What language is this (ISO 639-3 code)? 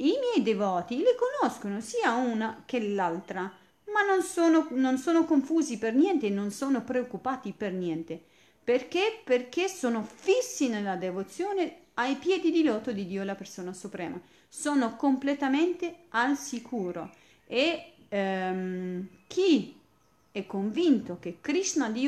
ita